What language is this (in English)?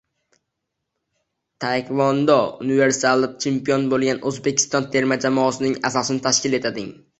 Uzbek